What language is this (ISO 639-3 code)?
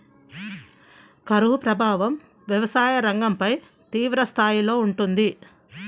tel